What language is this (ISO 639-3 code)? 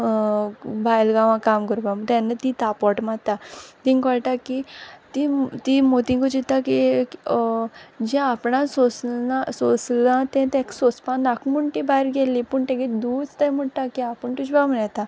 kok